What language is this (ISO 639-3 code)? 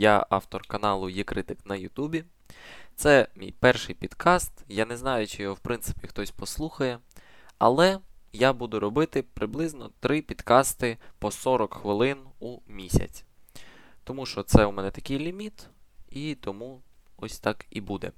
ukr